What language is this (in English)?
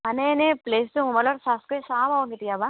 Assamese